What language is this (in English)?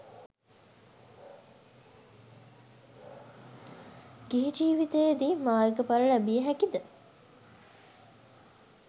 Sinhala